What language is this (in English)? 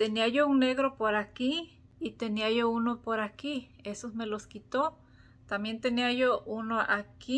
Spanish